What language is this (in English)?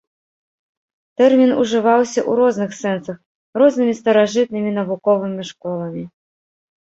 Belarusian